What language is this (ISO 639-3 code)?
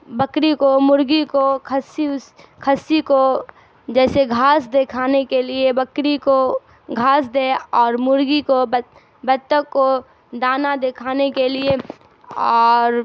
urd